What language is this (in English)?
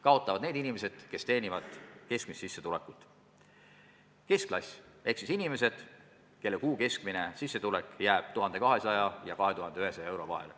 Estonian